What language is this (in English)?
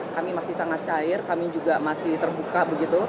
Indonesian